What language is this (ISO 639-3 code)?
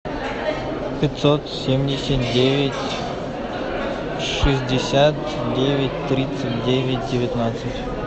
rus